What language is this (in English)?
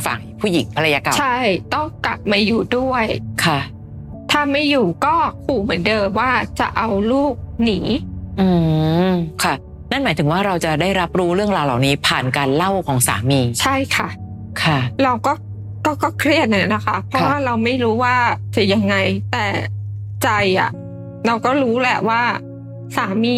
Thai